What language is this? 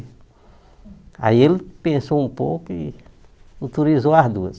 Portuguese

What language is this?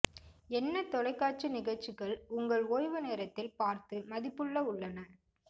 Tamil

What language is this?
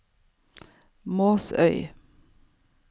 Norwegian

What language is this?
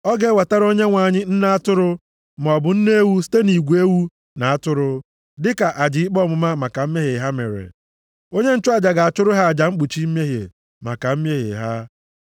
Igbo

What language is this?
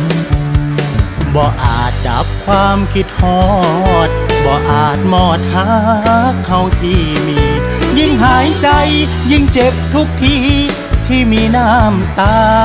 Thai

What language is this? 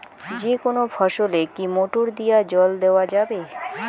Bangla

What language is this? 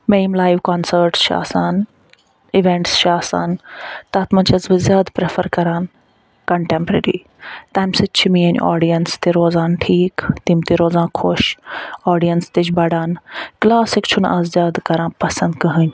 Kashmiri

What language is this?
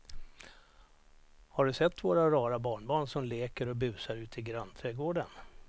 Swedish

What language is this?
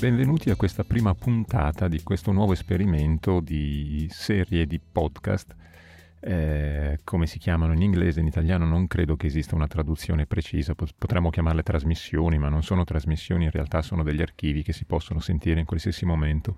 Italian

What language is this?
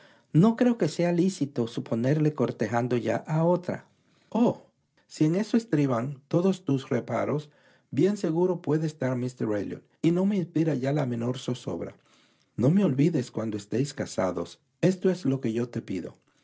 Spanish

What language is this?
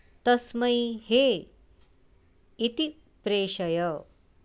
Sanskrit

